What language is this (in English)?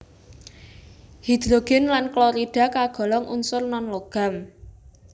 Javanese